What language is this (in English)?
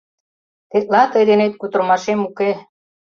Mari